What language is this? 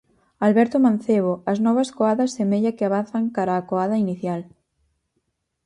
Galician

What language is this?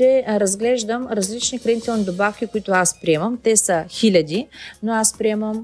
Bulgarian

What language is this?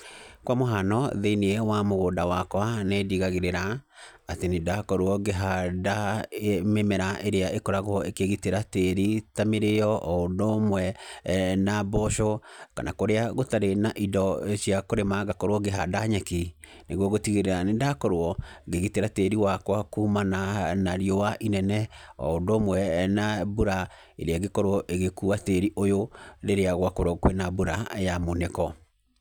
Kikuyu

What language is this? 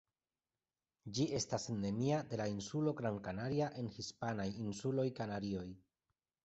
Esperanto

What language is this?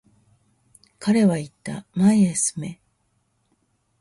Japanese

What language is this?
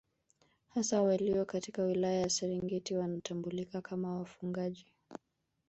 Swahili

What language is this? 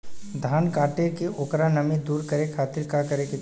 Bhojpuri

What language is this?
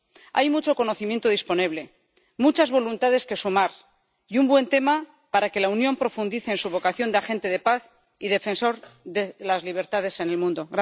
Spanish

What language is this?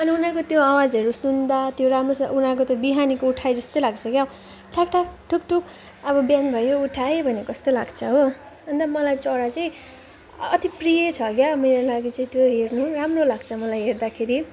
Nepali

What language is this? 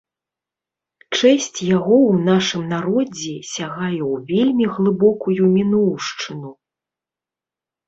Belarusian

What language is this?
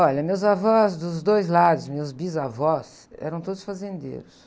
Portuguese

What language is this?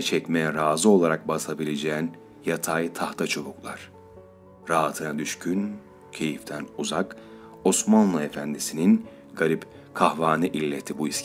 Turkish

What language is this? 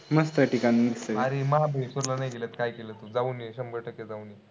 Marathi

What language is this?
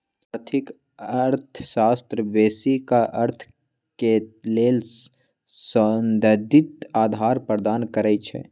Magahi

